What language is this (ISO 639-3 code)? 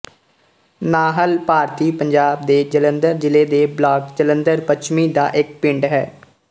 pan